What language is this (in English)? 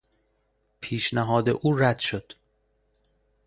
Persian